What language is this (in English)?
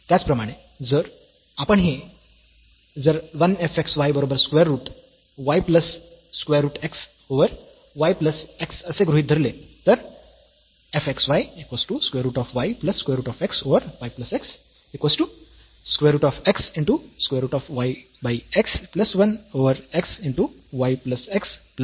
Marathi